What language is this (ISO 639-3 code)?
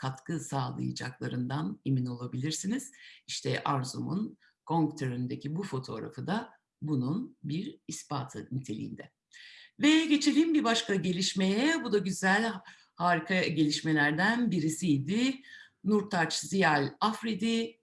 tur